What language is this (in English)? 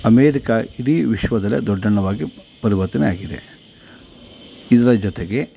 Kannada